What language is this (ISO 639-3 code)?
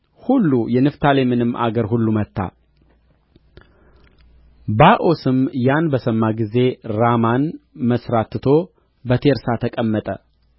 amh